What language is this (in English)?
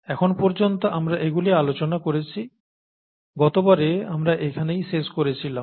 Bangla